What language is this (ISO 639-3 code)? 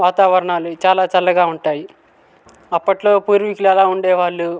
tel